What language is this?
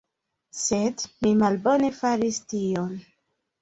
Esperanto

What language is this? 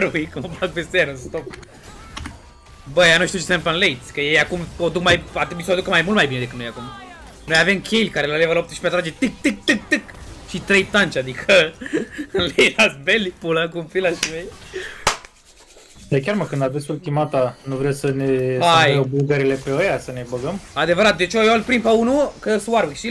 Romanian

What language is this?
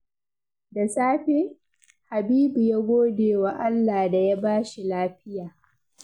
Hausa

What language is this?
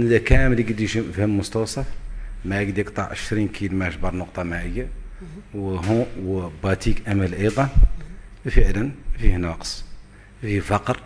Arabic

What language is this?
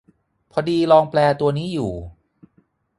Thai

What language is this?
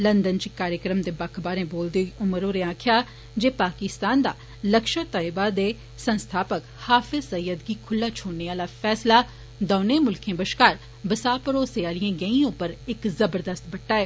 Dogri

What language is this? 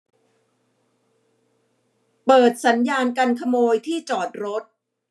Thai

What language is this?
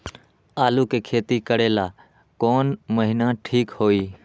Magahi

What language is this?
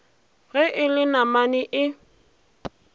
Northern Sotho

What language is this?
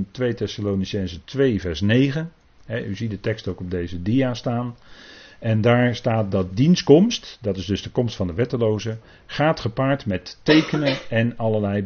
Dutch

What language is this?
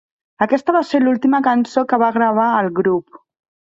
Catalan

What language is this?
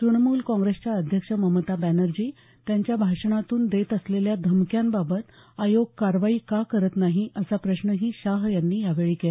Marathi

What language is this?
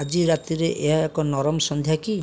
Odia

